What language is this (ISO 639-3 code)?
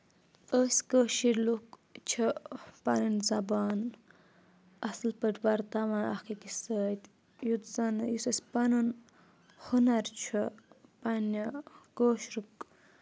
kas